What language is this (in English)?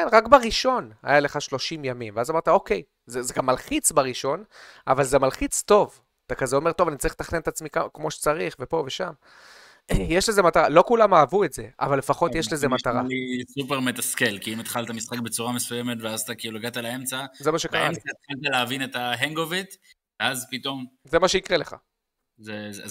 Hebrew